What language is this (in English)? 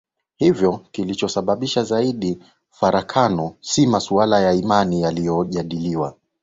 Swahili